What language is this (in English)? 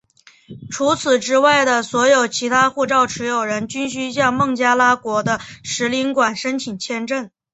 Chinese